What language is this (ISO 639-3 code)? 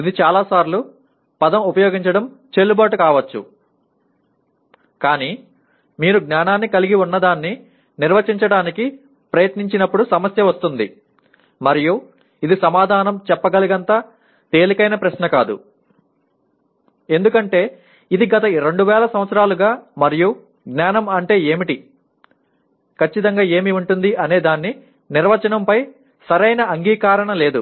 tel